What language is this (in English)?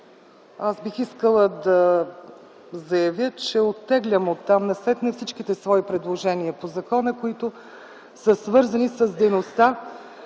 Bulgarian